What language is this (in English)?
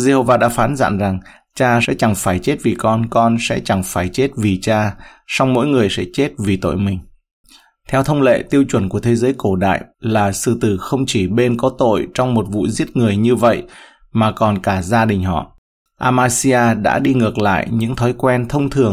Vietnamese